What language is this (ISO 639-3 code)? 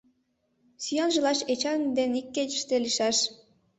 chm